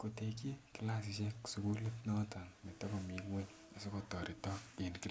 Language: Kalenjin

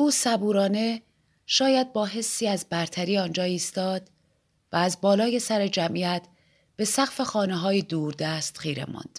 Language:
Persian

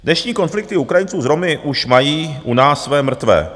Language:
Czech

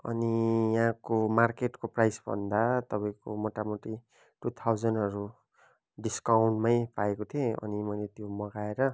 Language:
Nepali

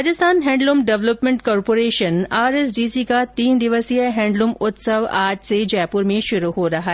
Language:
Hindi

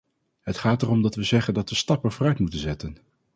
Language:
Dutch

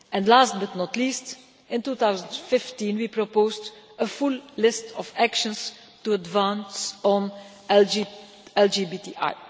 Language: English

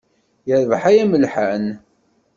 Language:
Kabyle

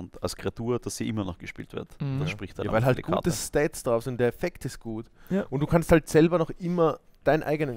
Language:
German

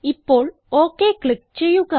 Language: Malayalam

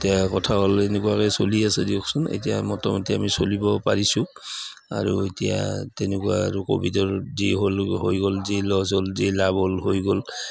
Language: Assamese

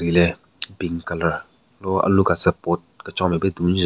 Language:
Southern Rengma Naga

